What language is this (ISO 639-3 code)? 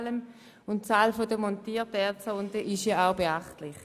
gsw